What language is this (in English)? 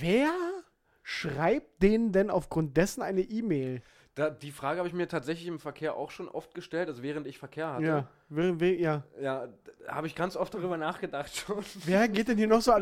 German